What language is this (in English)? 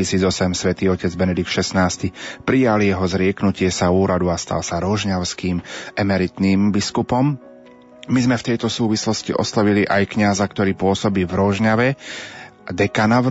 Slovak